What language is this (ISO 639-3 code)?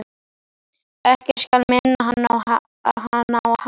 isl